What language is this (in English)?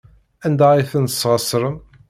Kabyle